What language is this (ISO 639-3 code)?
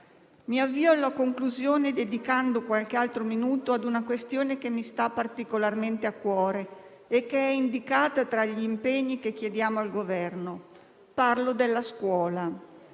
ita